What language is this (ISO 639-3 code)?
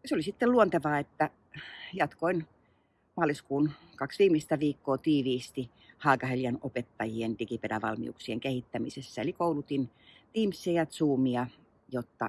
fin